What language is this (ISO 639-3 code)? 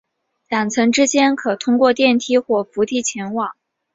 zho